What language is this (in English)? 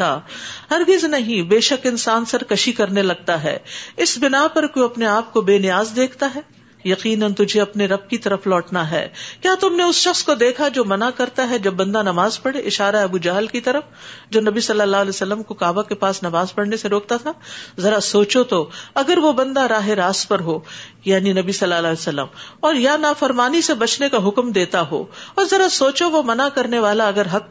Urdu